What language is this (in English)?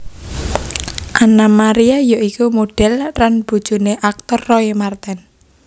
Javanese